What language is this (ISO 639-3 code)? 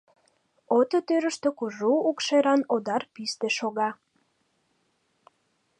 chm